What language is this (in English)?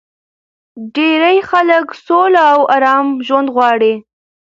Pashto